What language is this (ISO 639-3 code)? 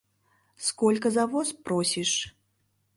chm